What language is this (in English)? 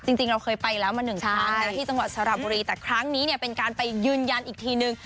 Thai